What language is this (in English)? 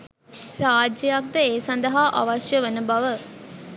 Sinhala